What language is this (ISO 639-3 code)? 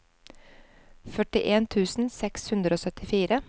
nor